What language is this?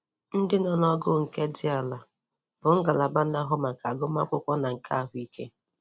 Igbo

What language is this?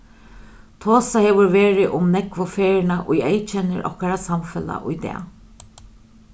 Faroese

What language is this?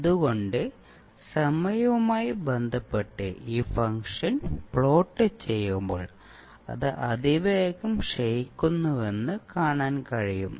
Malayalam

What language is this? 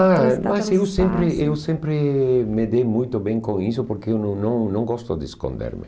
Portuguese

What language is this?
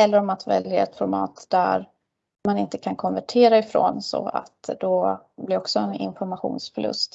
Swedish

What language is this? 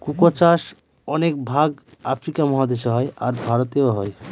Bangla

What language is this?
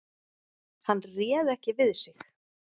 Icelandic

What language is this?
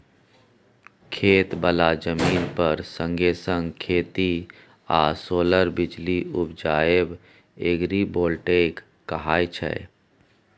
Maithili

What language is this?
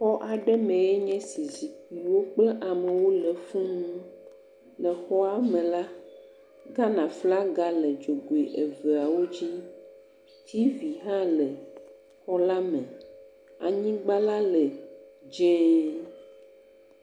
Ewe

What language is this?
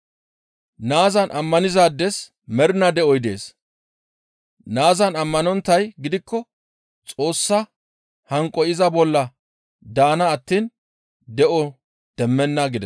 Gamo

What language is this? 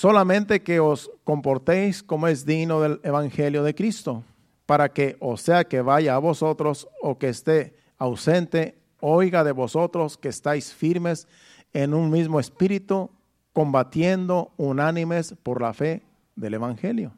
Spanish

